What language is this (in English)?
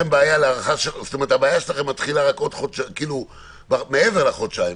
Hebrew